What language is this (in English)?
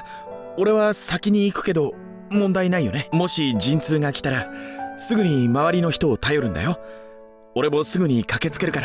Japanese